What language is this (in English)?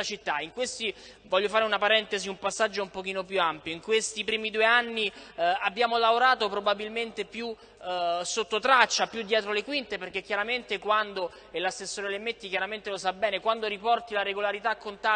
Italian